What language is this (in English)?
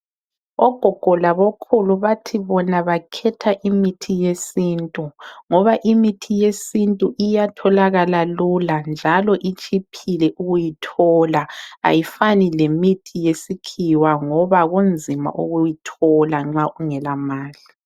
North Ndebele